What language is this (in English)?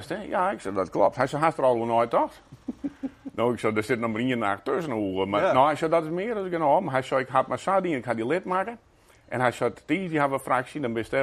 Dutch